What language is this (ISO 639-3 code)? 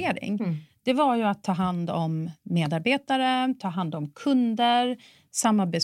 swe